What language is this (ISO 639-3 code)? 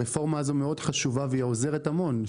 heb